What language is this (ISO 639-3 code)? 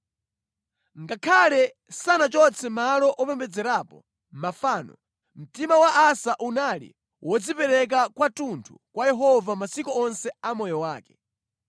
nya